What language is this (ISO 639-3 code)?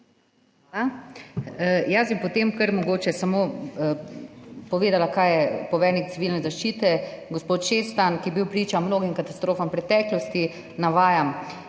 slv